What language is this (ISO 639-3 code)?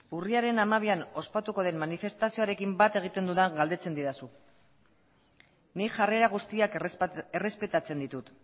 eus